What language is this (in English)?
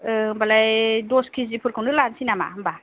Bodo